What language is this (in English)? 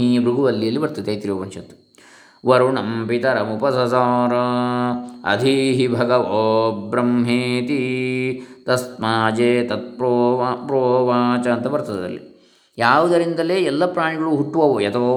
Kannada